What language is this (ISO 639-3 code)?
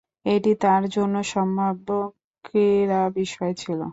ben